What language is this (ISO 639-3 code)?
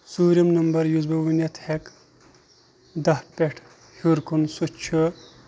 kas